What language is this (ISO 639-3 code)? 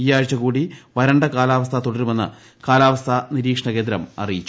mal